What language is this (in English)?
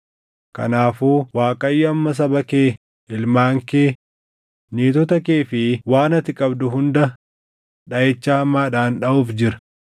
Oromo